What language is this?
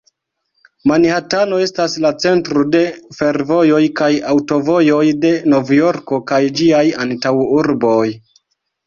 Esperanto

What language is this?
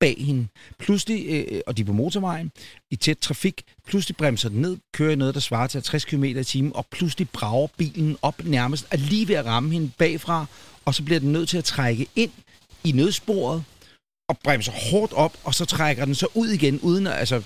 Danish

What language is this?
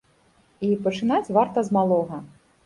Belarusian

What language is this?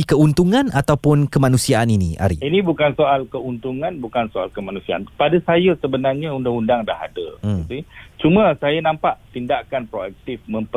Malay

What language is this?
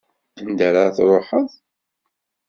Kabyle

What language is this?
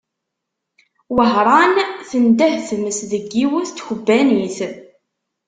Kabyle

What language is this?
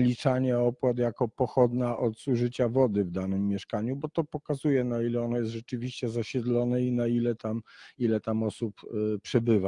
Polish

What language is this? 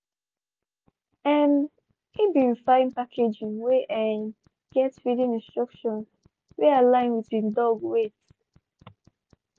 Nigerian Pidgin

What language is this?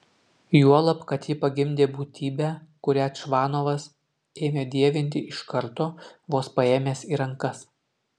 Lithuanian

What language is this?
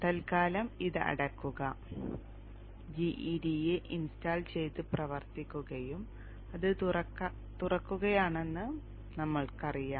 Malayalam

